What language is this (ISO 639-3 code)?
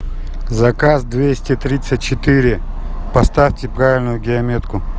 rus